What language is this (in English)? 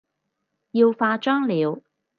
Cantonese